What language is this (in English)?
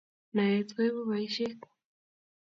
Kalenjin